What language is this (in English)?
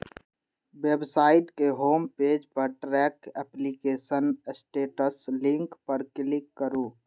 Maithili